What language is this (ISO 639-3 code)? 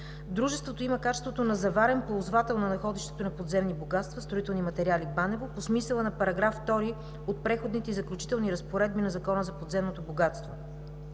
bul